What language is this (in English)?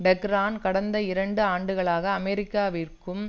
Tamil